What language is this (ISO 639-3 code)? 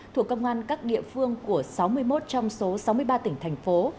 vie